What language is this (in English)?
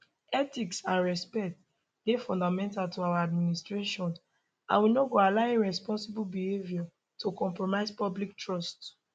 Nigerian Pidgin